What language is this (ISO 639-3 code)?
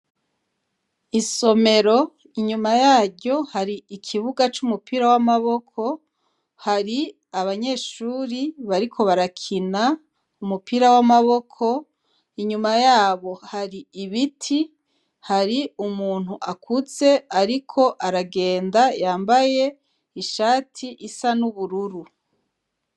run